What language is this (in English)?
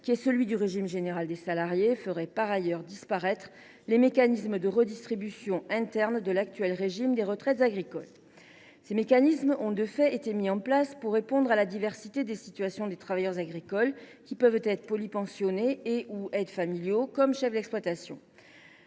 French